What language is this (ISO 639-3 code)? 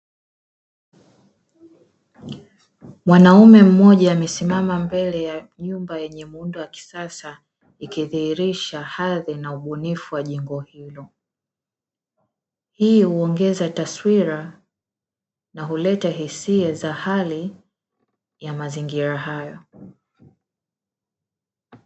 swa